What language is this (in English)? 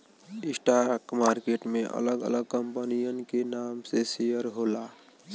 Bhojpuri